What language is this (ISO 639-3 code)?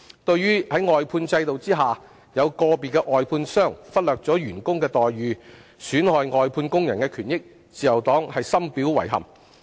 yue